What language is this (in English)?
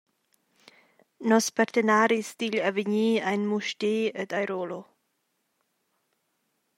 Romansh